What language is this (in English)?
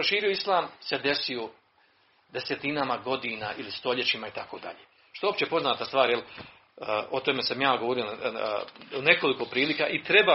Croatian